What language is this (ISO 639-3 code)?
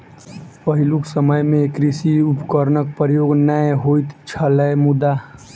mai